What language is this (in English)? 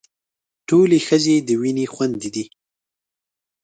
Pashto